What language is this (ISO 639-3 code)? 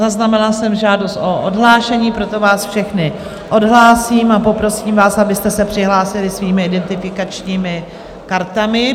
ces